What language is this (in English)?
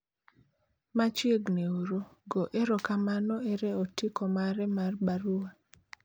Luo (Kenya and Tanzania)